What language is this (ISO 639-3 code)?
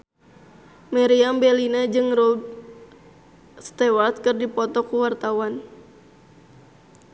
sun